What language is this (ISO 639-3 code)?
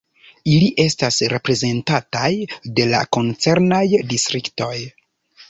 epo